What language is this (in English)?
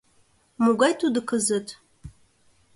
Mari